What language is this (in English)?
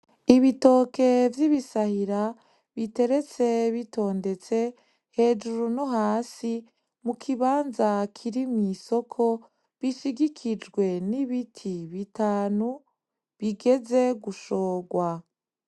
Rundi